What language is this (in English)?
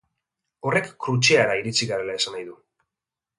Basque